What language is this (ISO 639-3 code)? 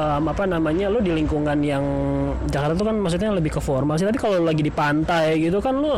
ind